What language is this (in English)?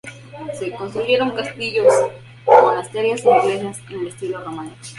Spanish